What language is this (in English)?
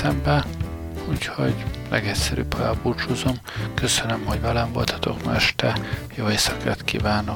Hungarian